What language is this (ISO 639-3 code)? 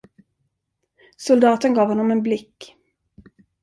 swe